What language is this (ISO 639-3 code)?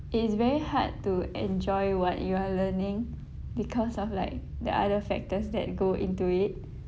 eng